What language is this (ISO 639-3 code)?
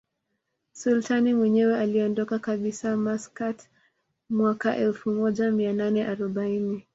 swa